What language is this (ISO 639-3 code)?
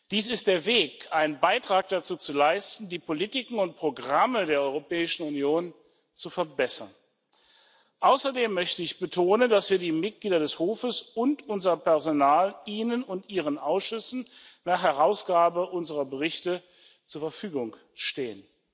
deu